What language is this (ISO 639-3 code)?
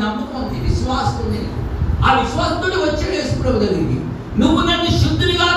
tel